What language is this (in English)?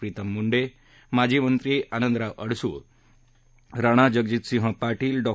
Marathi